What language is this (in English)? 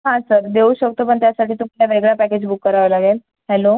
Marathi